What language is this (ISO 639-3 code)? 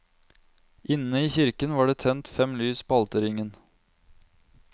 nor